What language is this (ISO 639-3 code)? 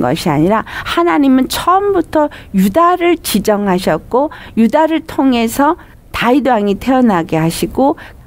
kor